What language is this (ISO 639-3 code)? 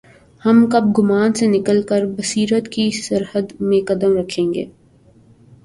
urd